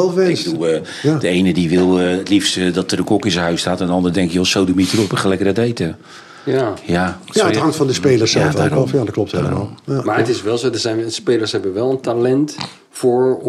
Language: Dutch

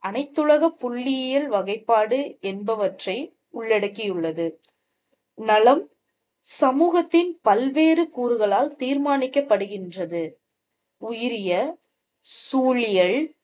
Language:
Tamil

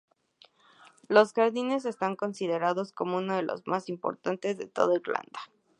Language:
Spanish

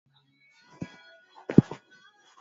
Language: Swahili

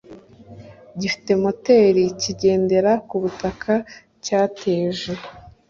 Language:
Kinyarwanda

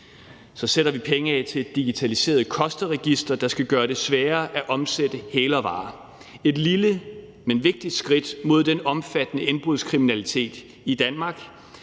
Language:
Danish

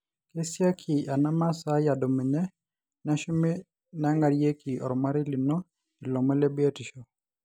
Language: Masai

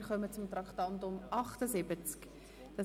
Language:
Swiss German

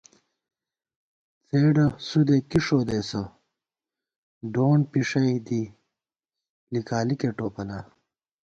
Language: Gawar-Bati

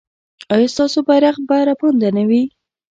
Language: Pashto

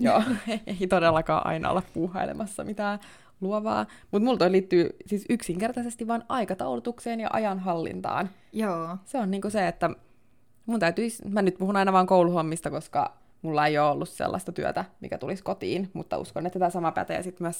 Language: Finnish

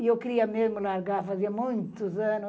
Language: Portuguese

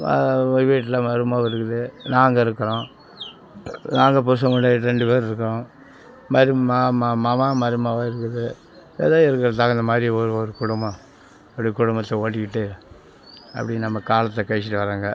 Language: Tamil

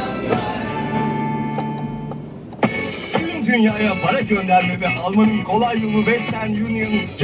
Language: Turkish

